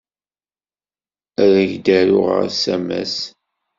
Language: Kabyle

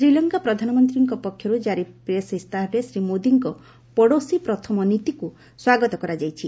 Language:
Odia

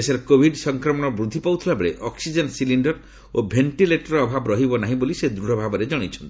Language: Odia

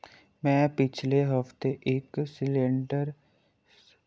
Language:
Dogri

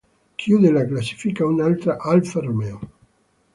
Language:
Italian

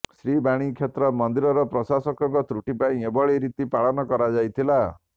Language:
Odia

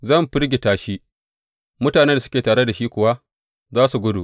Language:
Hausa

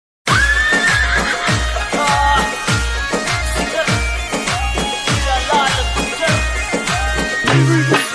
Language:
Hindi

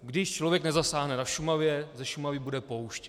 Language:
Czech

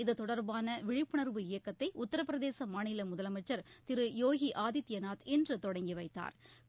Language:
Tamil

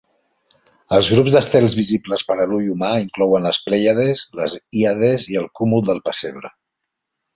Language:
Catalan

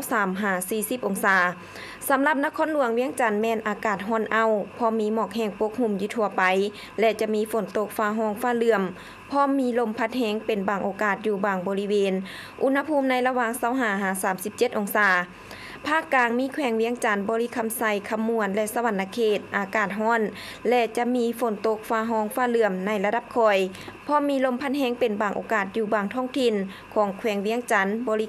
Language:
Thai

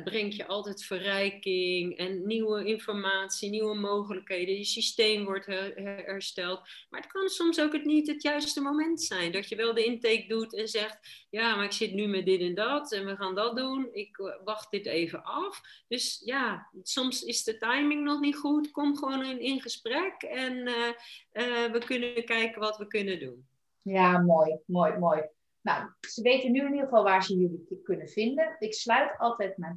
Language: Dutch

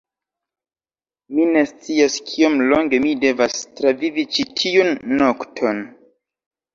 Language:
Esperanto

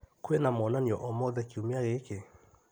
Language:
Kikuyu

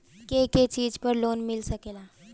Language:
Bhojpuri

